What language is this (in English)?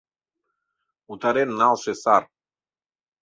Mari